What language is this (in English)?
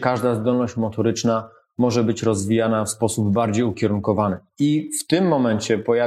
Polish